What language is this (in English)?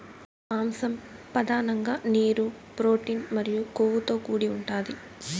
Telugu